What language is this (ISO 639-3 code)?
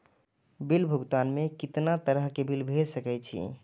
mai